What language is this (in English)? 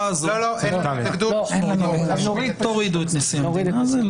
Hebrew